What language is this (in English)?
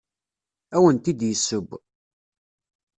Kabyle